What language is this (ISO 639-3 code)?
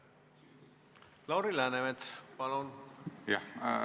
est